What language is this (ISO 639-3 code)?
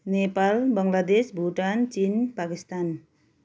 nep